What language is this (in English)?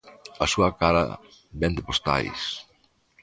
Galician